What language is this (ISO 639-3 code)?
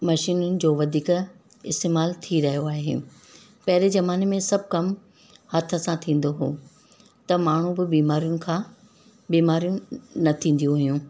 snd